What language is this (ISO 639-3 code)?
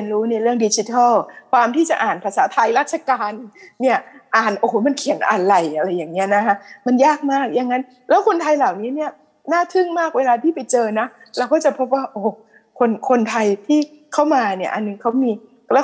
tha